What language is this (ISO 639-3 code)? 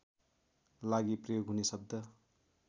nep